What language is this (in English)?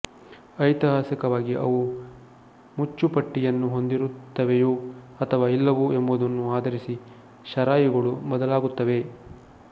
Kannada